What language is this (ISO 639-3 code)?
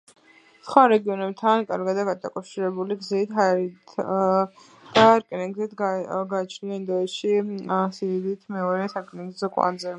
kat